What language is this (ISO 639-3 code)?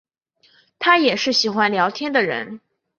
zho